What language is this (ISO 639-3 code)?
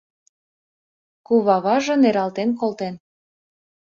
chm